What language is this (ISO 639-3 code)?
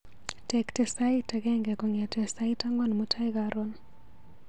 kln